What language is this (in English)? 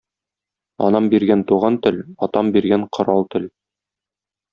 Tatar